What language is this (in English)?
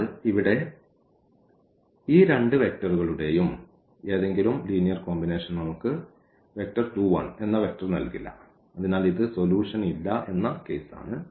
Malayalam